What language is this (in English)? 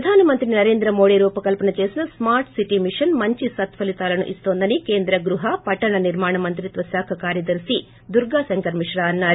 Telugu